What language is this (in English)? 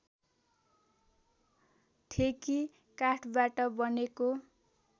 Nepali